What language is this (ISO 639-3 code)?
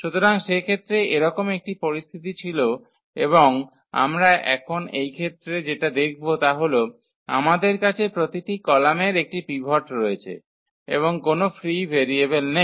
ben